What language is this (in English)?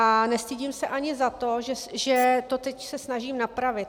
Czech